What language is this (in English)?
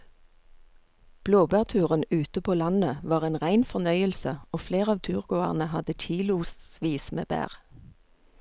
Norwegian